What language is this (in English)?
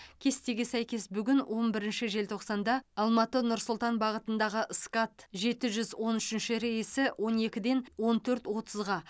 Kazakh